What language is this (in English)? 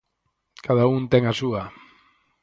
Galician